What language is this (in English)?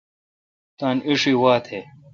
Kalkoti